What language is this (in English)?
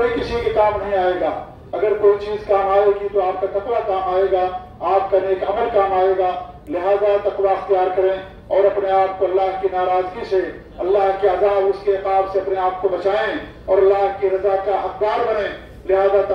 Hindi